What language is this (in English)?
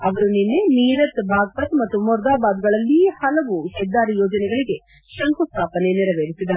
Kannada